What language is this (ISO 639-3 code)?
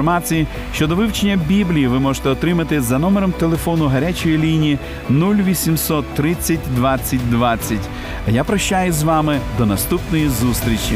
ukr